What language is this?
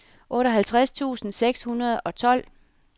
Danish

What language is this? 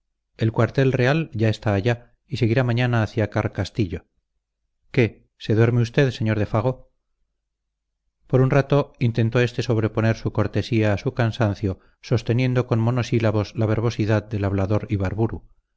Spanish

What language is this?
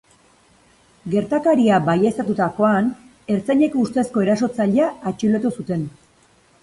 Basque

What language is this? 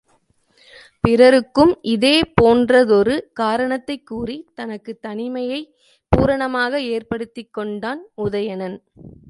Tamil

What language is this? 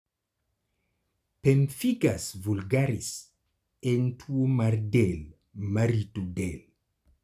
Luo (Kenya and Tanzania)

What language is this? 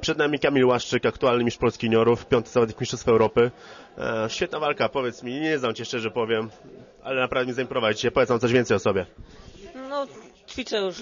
Polish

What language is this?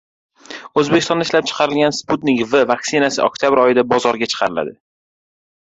Uzbek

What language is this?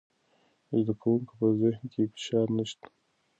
Pashto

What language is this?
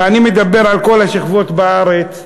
Hebrew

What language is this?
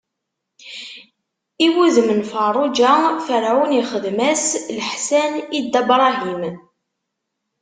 Kabyle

